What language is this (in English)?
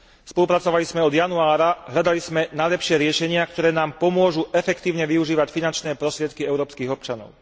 Slovak